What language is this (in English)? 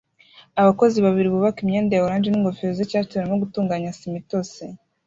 Kinyarwanda